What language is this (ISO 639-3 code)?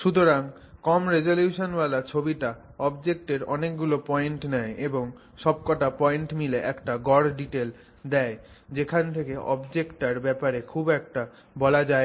ben